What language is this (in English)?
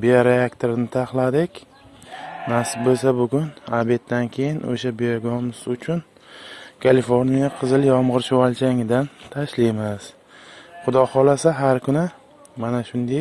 Turkish